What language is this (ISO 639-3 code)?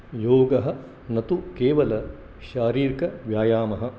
san